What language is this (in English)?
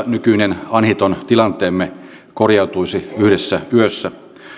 Finnish